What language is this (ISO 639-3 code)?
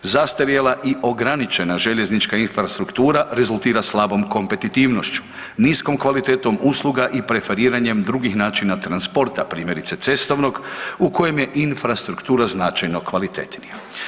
hrv